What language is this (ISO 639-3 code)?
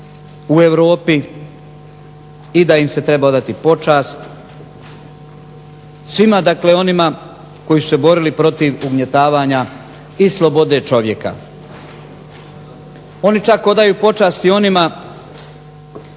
hrv